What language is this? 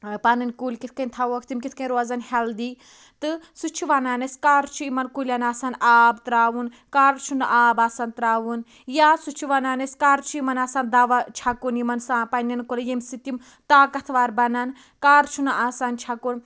Kashmiri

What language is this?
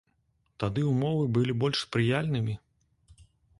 Belarusian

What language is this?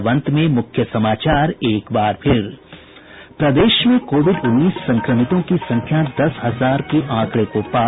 Hindi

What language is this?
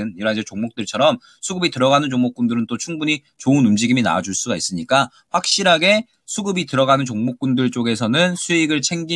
Korean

